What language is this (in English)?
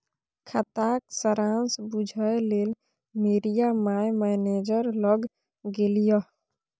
Maithili